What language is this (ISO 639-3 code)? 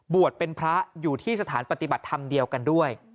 tha